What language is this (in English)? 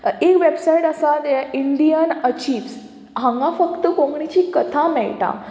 Konkani